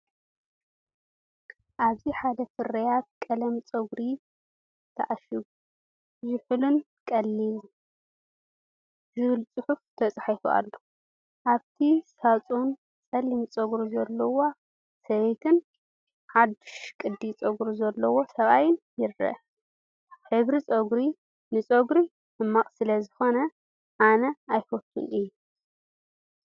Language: Tigrinya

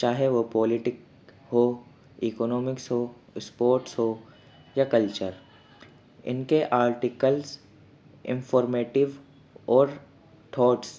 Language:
Urdu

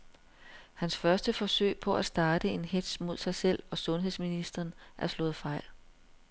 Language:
Danish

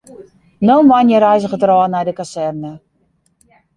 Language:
Western Frisian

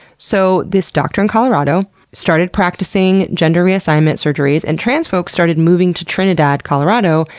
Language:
English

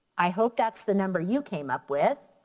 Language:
English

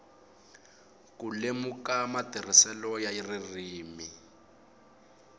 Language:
Tsonga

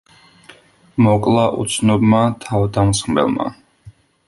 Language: Georgian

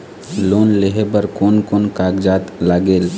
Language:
Chhattisgarhi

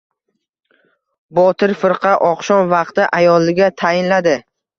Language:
Uzbek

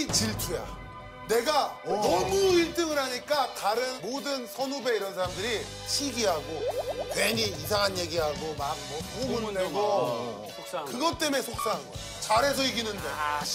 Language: Korean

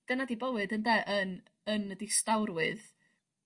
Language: Welsh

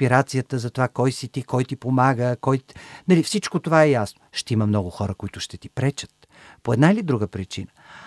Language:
Bulgarian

